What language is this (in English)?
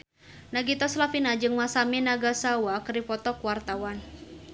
Sundanese